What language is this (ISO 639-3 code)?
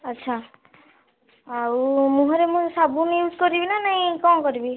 ori